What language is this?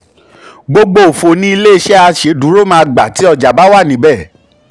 Yoruba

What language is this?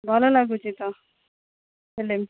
Odia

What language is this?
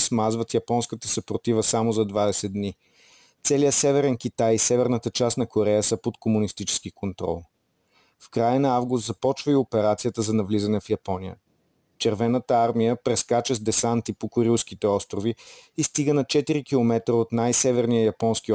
Bulgarian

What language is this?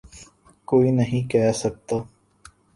Urdu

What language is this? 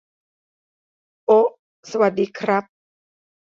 Thai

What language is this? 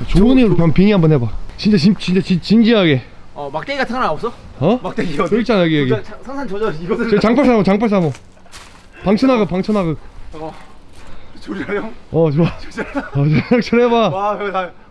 Korean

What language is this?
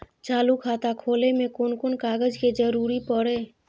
Maithili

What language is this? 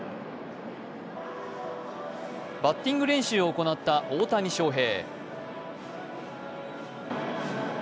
Japanese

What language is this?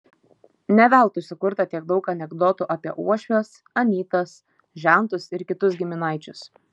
Lithuanian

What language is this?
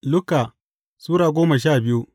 Hausa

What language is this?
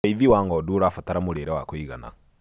Kikuyu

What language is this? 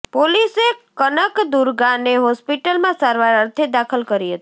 Gujarati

